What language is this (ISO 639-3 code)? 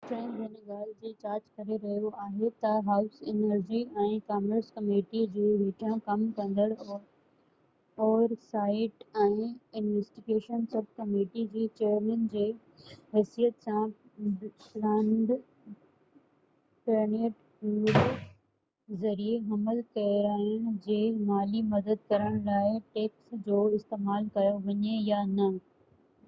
snd